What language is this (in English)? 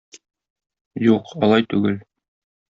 Tatar